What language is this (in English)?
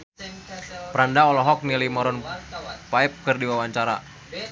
Sundanese